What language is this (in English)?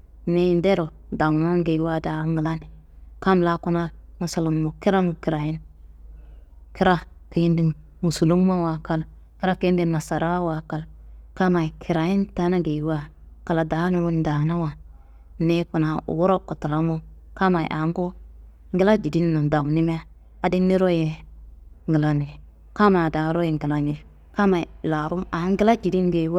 Kanembu